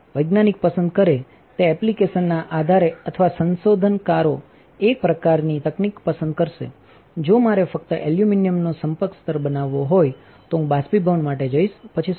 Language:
Gujarati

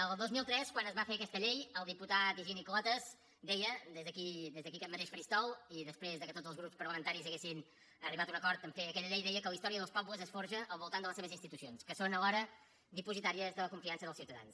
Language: Catalan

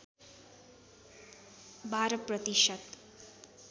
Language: Nepali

